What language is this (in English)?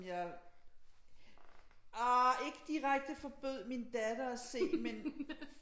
Danish